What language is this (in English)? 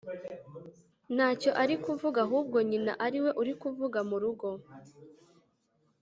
Kinyarwanda